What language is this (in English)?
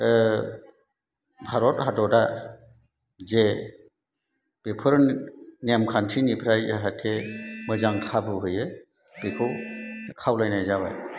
Bodo